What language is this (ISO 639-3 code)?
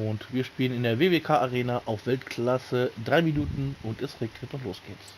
deu